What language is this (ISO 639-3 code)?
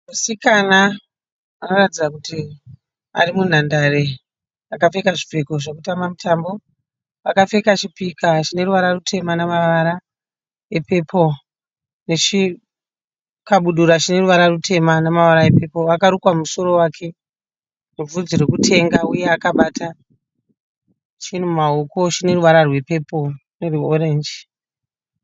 sna